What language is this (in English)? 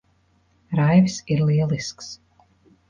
Latvian